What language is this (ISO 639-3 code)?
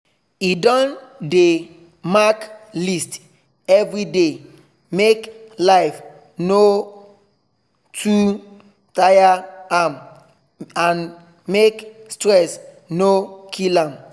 pcm